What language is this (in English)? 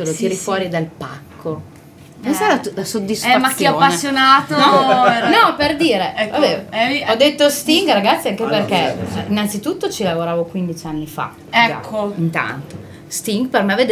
Italian